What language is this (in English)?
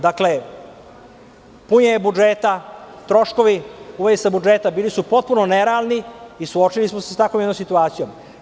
Serbian